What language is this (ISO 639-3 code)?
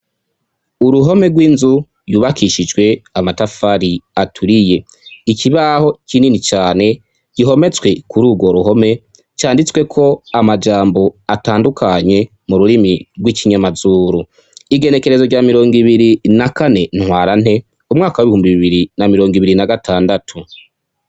run